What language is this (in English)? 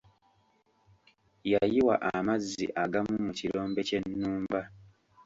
Ganda